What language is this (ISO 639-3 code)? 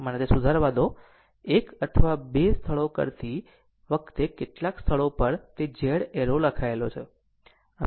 guj